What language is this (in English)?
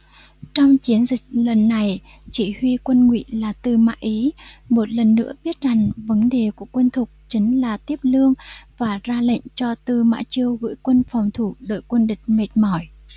Vietnamese